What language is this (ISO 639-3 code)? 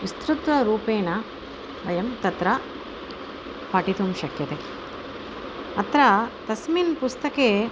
san